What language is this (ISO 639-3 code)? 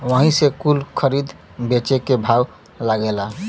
bho